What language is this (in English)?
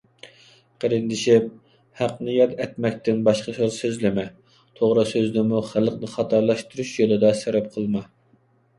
Uyghur